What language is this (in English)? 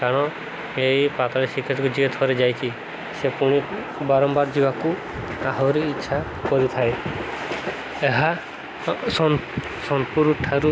Odia